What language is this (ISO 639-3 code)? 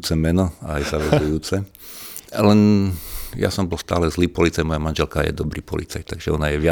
slk